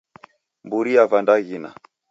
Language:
Taita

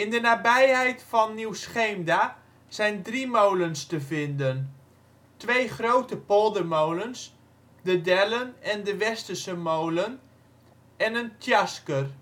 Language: Dutch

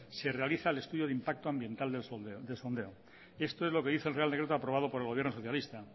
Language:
Spanish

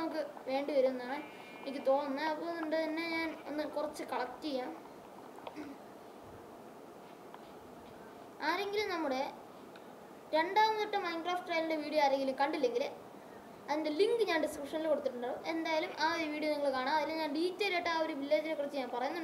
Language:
Turkish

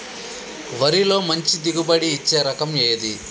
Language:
Telugu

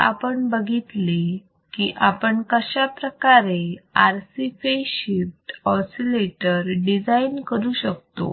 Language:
Marathi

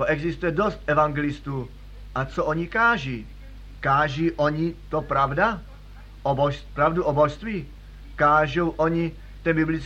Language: Czech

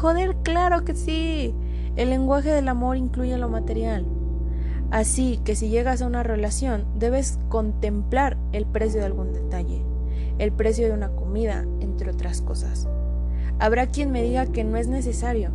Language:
Spanish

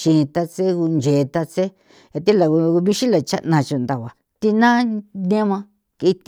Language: San Felipe Otlaltepec Popoloca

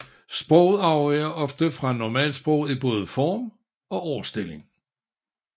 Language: Danish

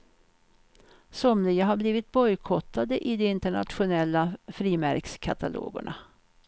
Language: Swedish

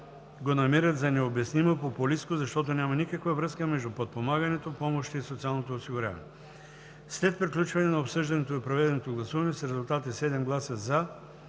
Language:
Bulgarian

